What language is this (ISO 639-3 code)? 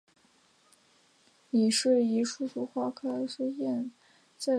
zho